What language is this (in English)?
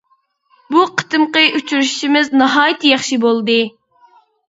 Uyghur